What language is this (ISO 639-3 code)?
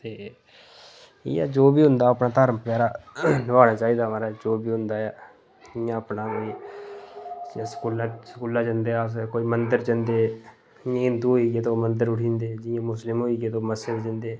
doi